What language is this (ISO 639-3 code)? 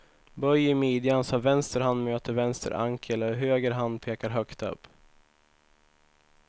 swe